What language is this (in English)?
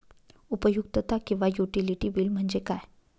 Marathi